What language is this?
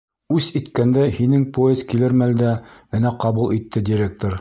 Bashkir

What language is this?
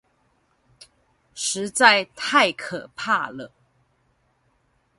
Chinese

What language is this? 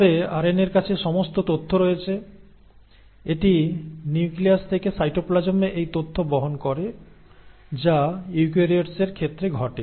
Bangla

